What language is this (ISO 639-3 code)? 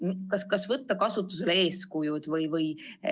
est